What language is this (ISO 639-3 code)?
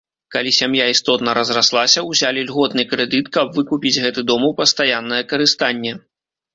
bel